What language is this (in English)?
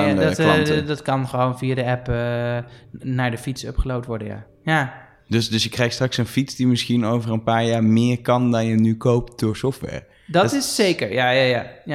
Dutch